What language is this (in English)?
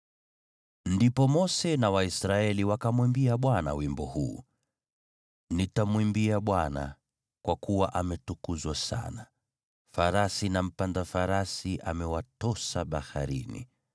Swahili